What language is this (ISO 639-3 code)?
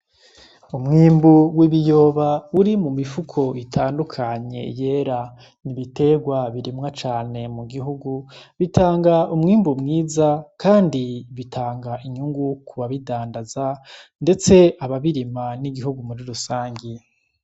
run